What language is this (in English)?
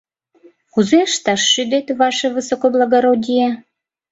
Mari